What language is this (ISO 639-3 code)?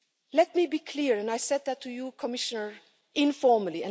eng